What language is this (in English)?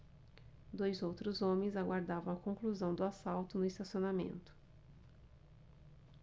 Portuguese